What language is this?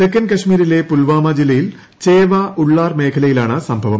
Malayalam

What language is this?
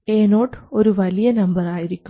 Malayalam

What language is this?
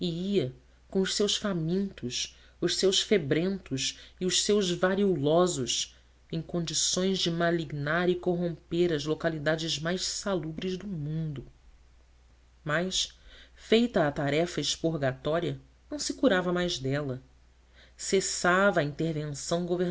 Portuguese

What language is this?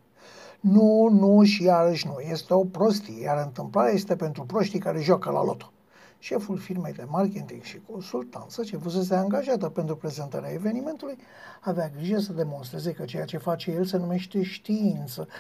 Romanian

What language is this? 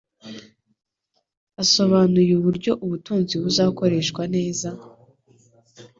Kinyarwanda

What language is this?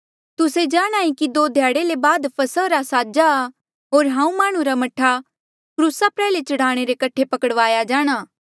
Mandeali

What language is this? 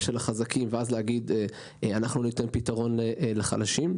Hebrew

